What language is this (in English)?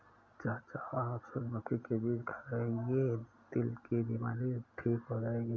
Hindi